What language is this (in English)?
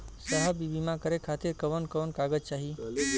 Bhojpuri